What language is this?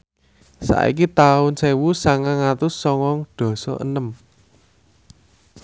Javanese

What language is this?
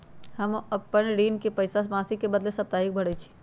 Magahi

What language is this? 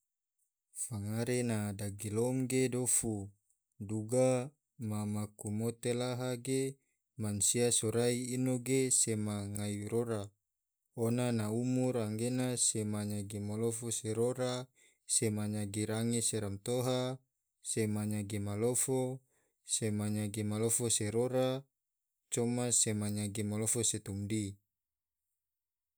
Tidore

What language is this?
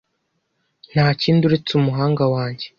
Kinyarwanda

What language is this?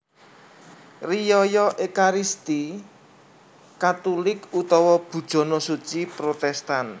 Javanese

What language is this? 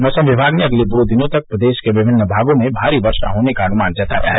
Hindi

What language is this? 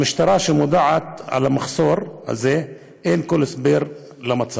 Hebrew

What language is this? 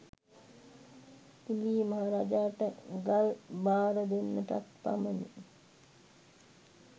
Sinhala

